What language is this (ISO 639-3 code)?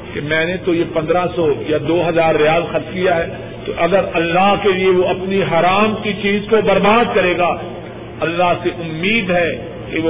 urd